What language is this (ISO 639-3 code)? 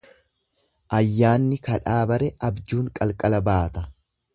orm